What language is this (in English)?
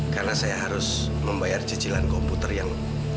Indonesian